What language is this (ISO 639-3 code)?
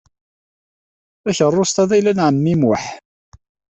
kab